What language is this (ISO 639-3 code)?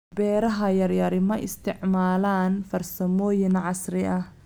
som